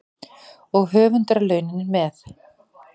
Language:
Icelandic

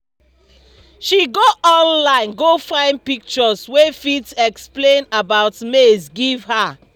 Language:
Nigerian Pidgin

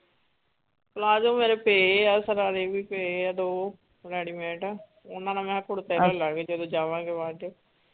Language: Punjabi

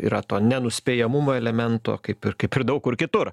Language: Lithuanian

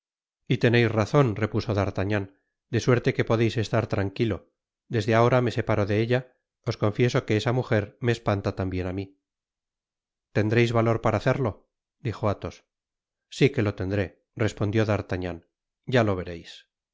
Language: Spanish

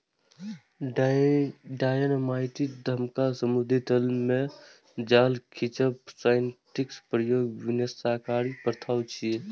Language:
Maithili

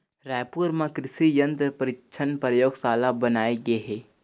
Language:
Chhattisgarhi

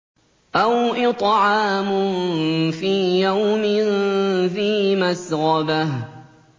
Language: Arabic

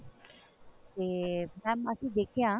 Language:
Punjabi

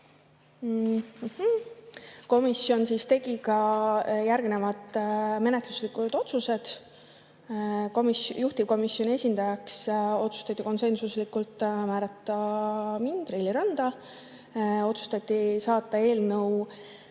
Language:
Estonian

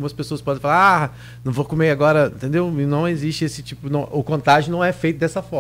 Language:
Portuguese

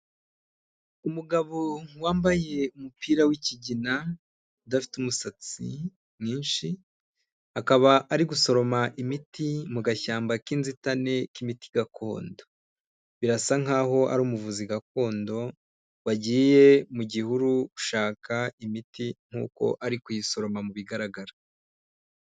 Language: Kinyarwanda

